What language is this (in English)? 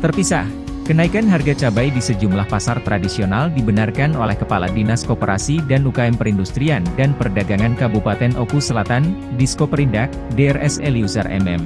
Indonesian